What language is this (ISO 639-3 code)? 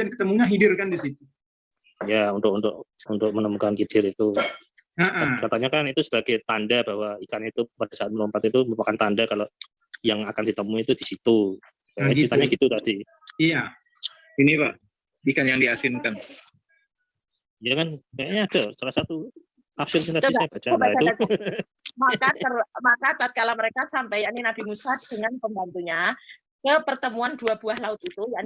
ind